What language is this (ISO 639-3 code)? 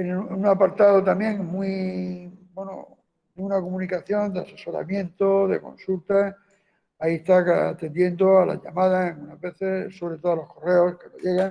spa